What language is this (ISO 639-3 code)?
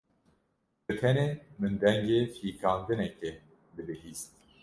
kur